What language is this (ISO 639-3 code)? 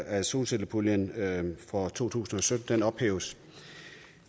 dan